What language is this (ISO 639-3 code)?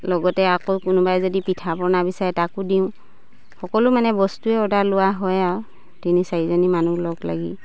asm